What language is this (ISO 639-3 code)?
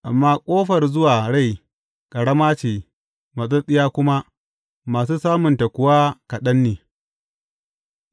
hau